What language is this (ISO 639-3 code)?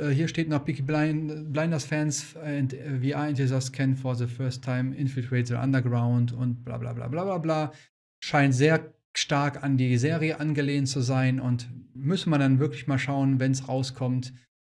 deu